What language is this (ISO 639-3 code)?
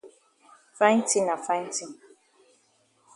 wes